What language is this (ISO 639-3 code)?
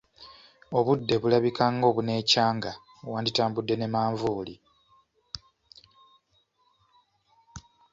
lug